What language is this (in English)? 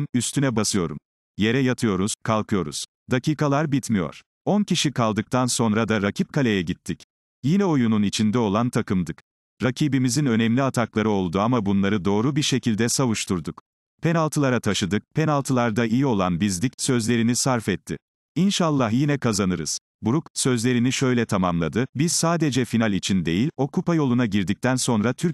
Turkish